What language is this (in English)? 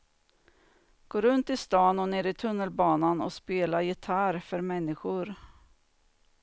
Swedish